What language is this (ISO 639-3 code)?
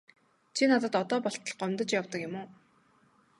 mon